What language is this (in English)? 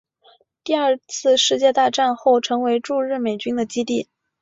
Chinese